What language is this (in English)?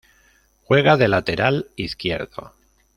Spanish